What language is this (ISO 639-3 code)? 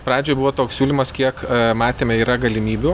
lit